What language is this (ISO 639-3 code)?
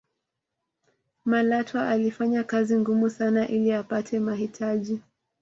swa